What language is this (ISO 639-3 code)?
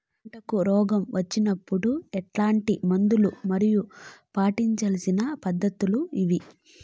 tel